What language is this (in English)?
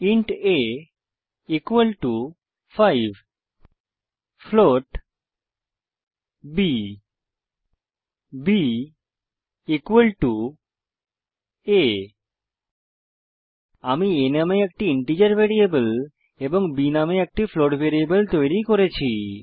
Bangla